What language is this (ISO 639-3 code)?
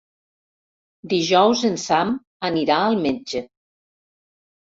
cat